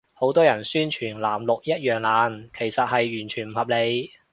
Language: Cantonese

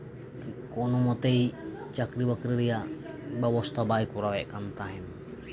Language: Santali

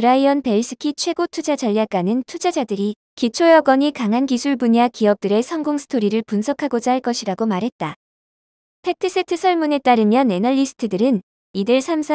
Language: Korean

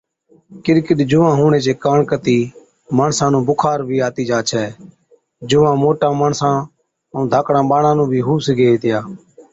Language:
Od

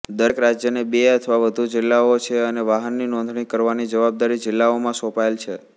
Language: Gujarati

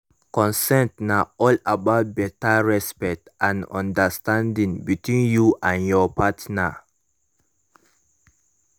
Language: Nigerian Pidgin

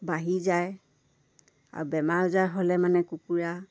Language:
Assamese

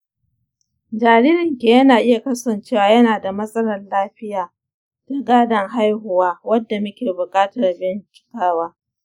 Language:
Hausa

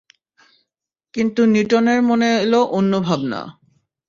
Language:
Bangla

